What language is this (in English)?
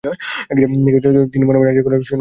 Bangla